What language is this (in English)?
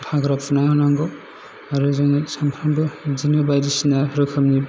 Bodo